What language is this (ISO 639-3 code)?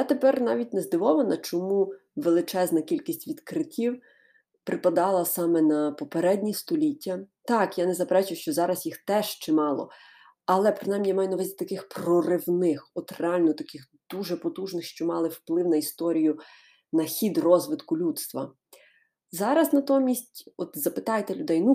ukr